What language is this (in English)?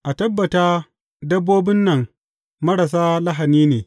Hausa